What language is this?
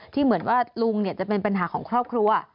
Thai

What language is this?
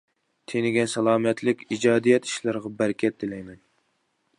Uyghur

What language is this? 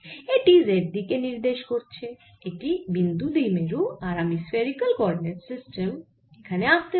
Bangla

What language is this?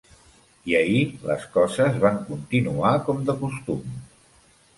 Catalan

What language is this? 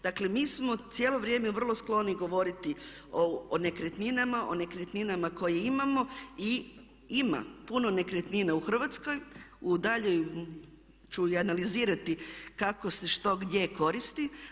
Croatian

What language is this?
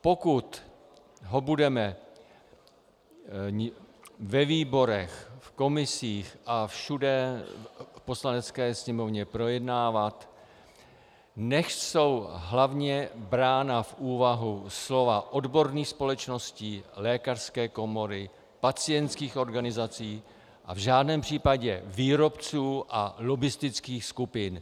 Czech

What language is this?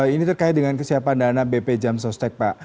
Indonesian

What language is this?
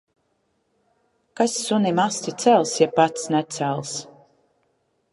Latvian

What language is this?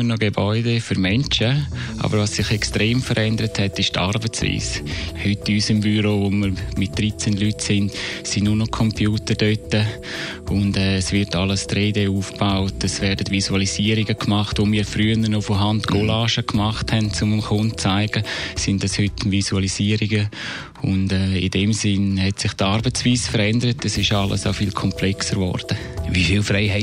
German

